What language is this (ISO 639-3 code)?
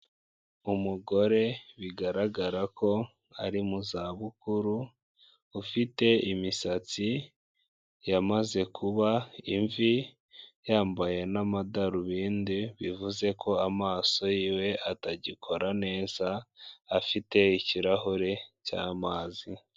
kin